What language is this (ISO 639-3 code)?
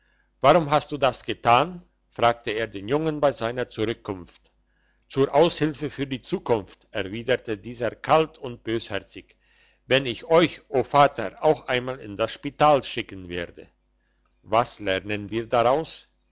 deu